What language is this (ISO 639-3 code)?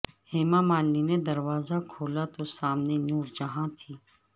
urd